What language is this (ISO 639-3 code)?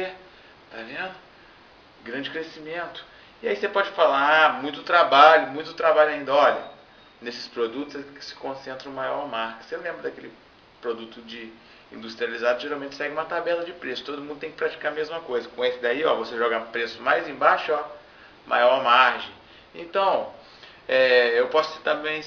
por